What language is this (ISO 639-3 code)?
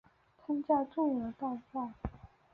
zho